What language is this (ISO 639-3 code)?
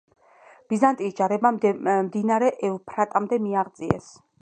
kat